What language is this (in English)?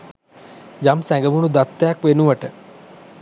Sinhala